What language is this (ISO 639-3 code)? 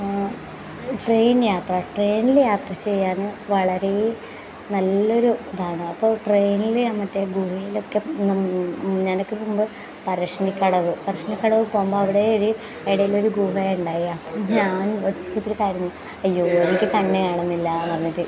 mal